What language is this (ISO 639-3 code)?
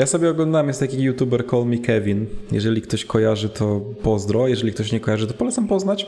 pol